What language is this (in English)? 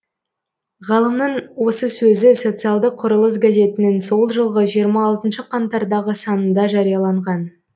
Kazakh